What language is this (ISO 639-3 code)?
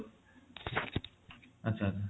ori